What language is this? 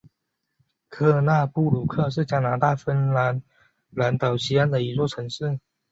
Chinese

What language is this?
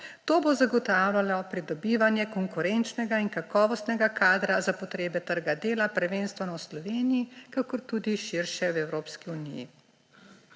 Slovenian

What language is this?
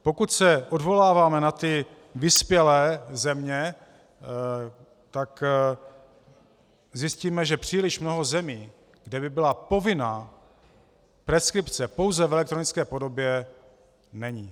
Czech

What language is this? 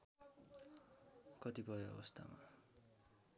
Nepali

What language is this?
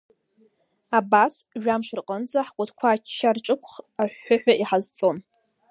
Abkhazian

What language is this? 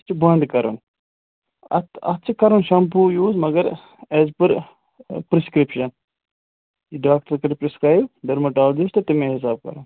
Kashmiri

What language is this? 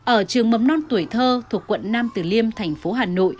Vietnamese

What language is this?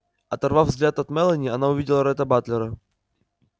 Russian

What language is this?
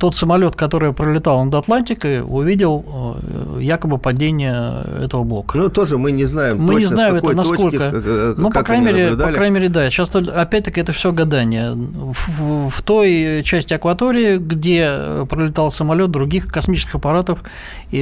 Russian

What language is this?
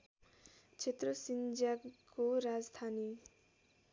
Nepali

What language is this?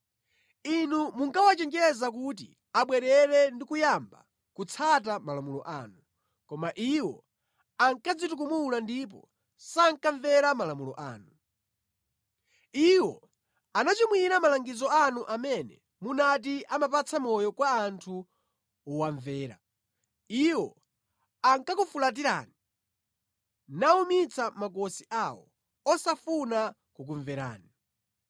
Nyanja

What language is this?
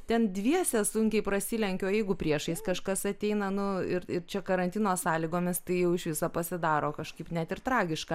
Lithuanian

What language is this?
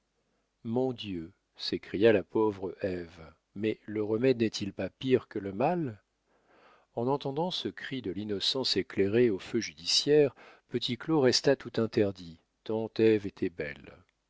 French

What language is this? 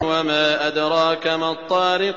Arabic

